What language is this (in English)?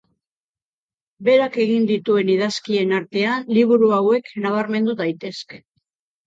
Basque